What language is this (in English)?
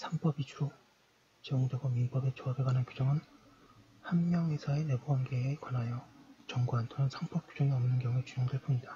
Korean